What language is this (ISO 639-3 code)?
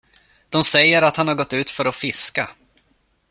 swe